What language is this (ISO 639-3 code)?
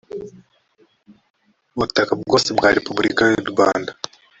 kin